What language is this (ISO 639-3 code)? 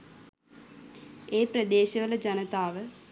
sin